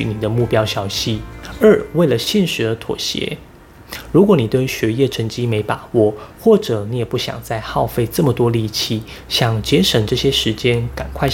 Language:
Chinese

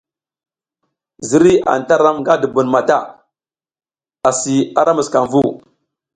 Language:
South Giziga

